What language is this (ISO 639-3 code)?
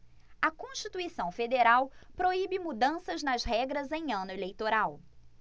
por